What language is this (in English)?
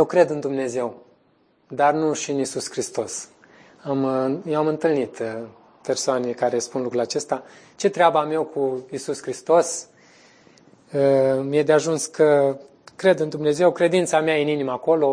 Romanian